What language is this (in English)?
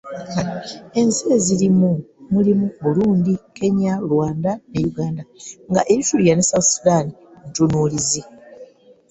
Ganda